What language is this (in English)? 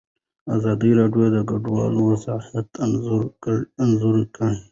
Pashto